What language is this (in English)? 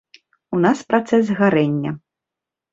Belarusian